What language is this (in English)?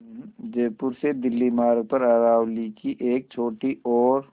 Hindi